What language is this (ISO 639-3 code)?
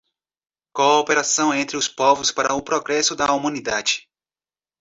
por